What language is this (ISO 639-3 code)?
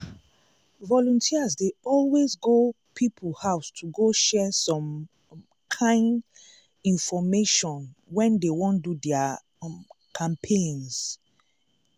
pcm